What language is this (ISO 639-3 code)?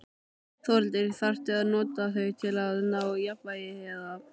isl